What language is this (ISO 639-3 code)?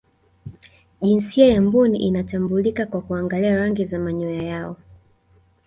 swa